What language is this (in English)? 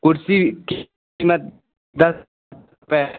Urdu